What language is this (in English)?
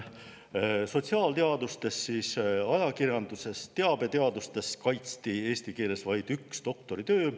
Estonian